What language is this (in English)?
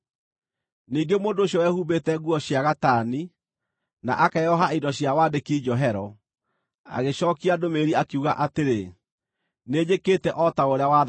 Kikuyu